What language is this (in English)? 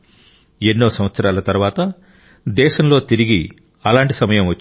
Telugu